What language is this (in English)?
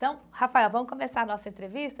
Portuguese